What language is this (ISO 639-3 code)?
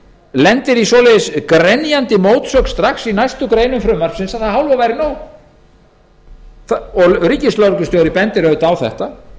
isl